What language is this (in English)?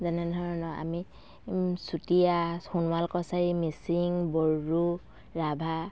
Assamese